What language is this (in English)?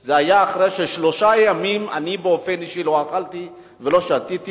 Hebrew